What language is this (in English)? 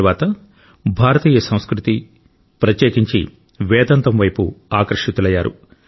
Telugu